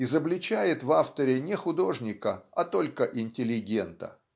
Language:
Russian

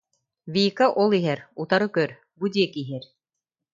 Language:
Yakut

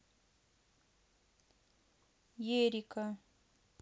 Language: Russian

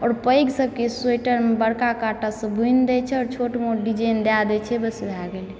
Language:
Maithili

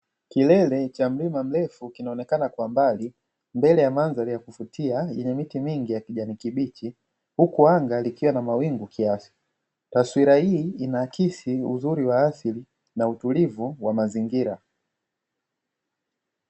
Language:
Swahili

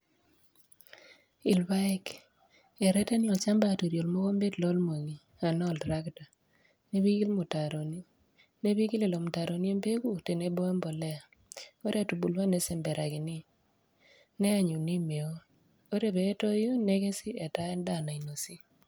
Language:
Masai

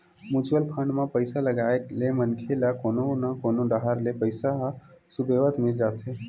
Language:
Chhattisgarhi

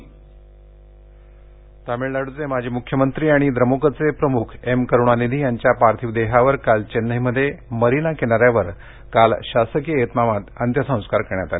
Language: Marathi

